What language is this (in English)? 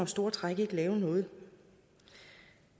Danish